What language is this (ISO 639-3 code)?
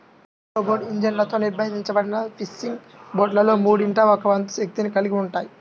tel